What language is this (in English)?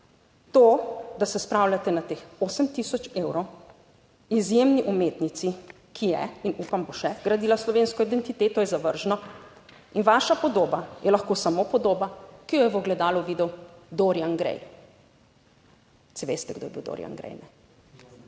Slovenian